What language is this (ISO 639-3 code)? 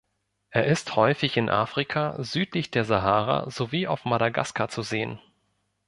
deu